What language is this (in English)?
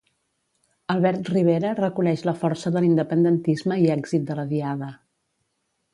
Catalan